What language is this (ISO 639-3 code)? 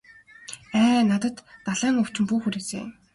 mon